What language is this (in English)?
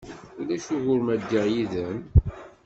Kabyle